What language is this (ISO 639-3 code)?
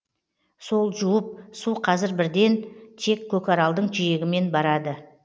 kaz